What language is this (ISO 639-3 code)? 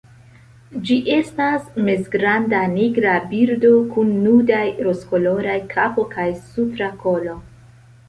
epo